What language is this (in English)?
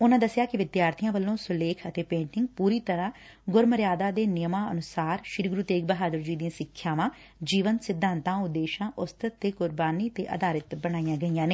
Punjabi